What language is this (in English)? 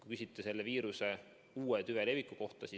Estonian